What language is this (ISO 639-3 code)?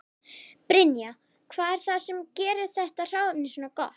isl